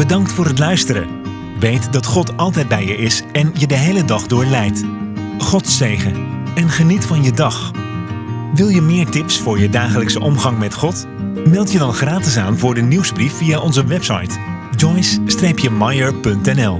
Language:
Dutch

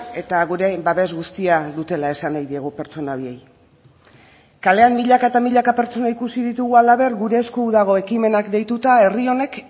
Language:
Basque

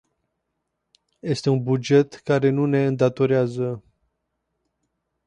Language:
Romanian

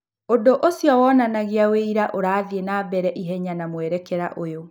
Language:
Kikuyu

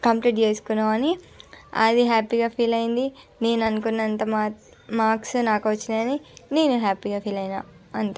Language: Telugu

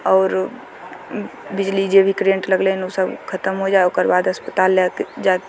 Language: Maithili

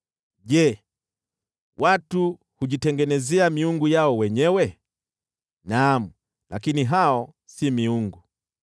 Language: Swahili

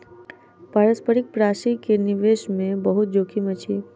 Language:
Maithili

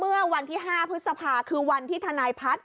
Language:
Thai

